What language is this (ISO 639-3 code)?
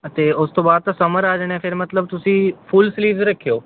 pan